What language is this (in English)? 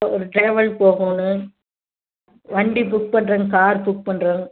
Tamil